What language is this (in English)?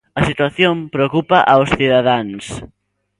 Galician